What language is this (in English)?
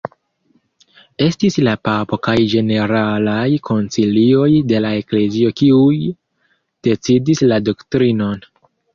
Esperanto